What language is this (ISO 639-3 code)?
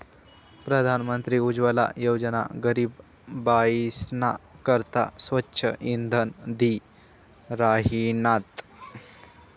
mar